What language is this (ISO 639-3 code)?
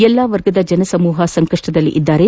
kan